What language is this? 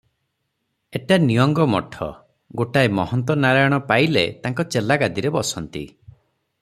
Odia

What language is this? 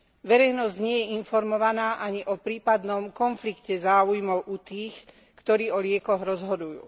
Slovak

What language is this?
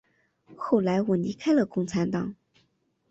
Chinese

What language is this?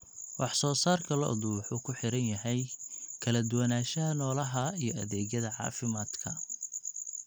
Somali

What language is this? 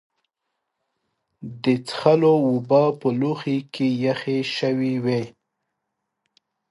Pashto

